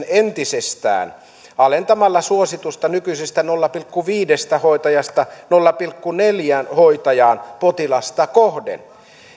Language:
Finnish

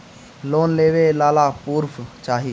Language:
Bhojpuri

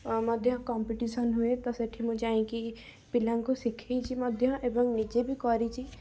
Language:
Odia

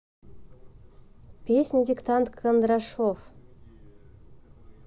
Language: Russian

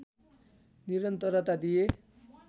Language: Nepali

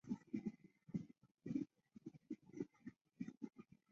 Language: Chinese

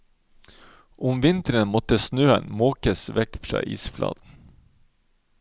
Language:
Norwegian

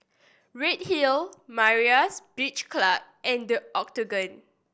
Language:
English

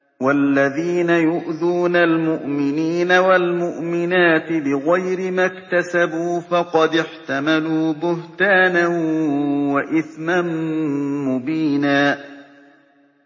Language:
Arabic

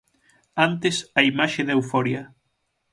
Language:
Galician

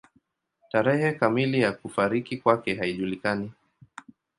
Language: Swahili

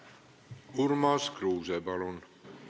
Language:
Estonian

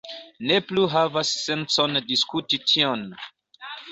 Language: Esperanto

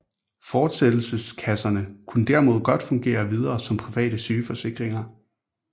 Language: Danish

